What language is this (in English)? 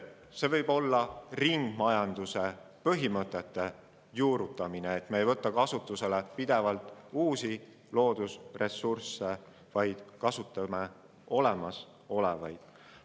Estonian